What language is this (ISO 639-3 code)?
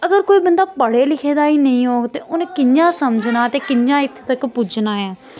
doi